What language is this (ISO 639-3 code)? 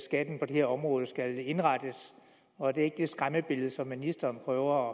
dan